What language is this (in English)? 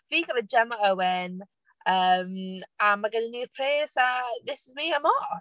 Welsh